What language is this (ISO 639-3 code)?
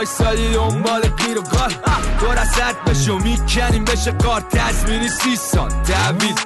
fas